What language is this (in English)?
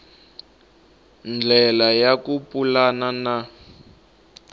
Tsonga